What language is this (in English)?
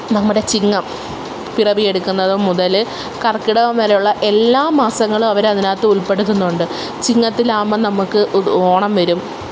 Malayalam